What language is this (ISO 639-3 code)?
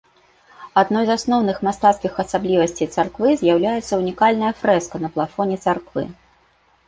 bel